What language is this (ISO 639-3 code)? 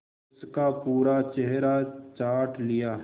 hin